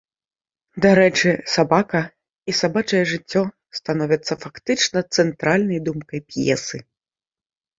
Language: Belarusian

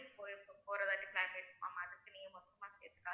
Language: Tamil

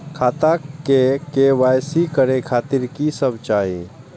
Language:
Maithili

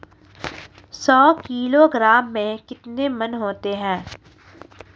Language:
Hindi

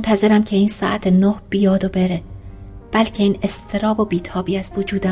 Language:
Persian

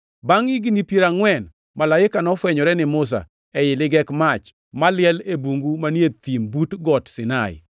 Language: Luo (Kenya and Tanzania)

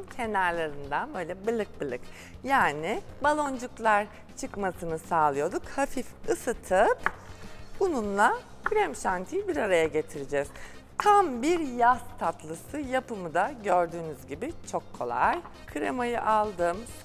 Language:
Turkish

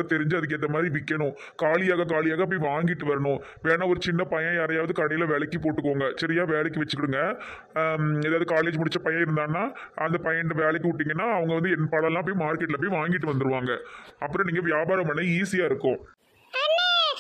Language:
Thai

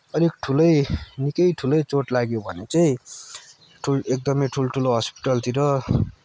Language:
Nepali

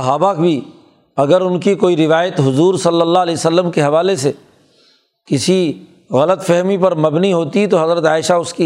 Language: Urdu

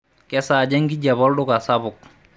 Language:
Masai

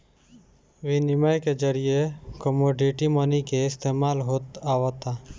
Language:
Bhojpuri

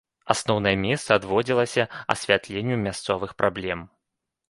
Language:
Belarusian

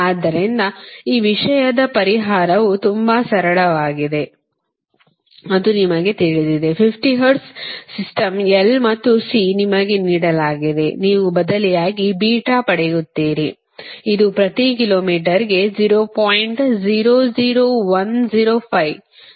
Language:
Kannada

